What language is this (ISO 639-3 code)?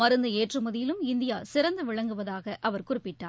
tam